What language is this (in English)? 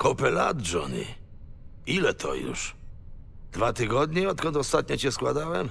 Polish